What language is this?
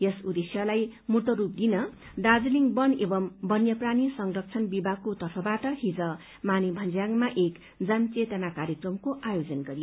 Nepali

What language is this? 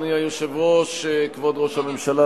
Hebrew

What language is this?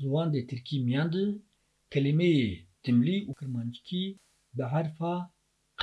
Turkish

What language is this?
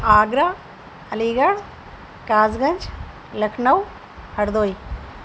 Urdu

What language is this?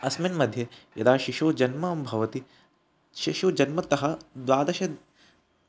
Sanskrit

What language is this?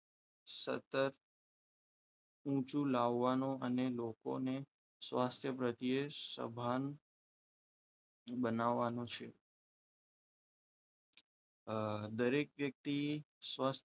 Gujarati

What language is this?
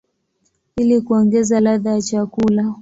Swahili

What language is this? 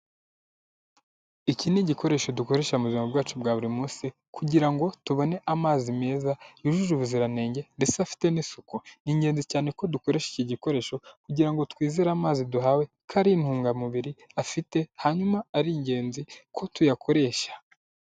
Kinyarwanda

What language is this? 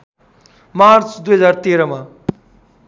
Nepali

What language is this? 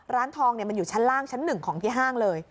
Thai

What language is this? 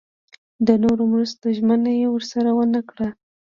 Pashto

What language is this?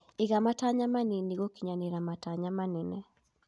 Kikuyu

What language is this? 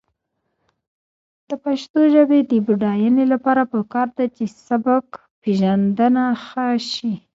Pashto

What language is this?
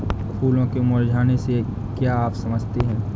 Hindi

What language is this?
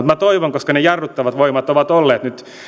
Finnish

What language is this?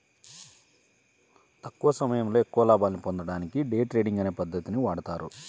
Telugu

